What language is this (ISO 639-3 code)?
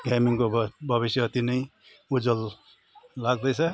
nep